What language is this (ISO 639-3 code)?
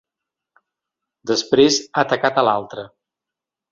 cat